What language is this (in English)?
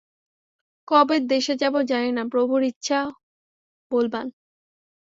Bangla